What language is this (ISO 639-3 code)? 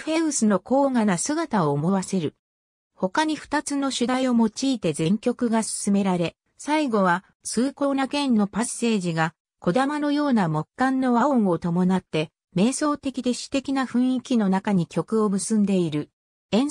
jpn